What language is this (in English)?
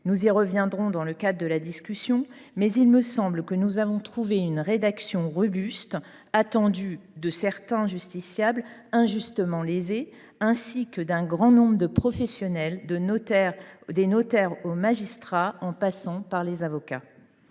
French